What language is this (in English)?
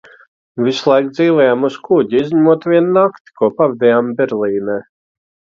Latvian